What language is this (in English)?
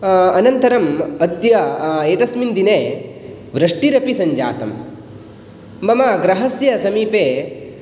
Sanskrit